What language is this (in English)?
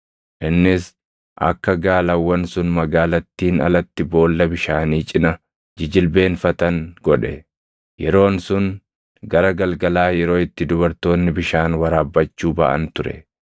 Oromo